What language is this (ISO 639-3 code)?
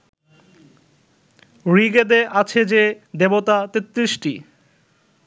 ben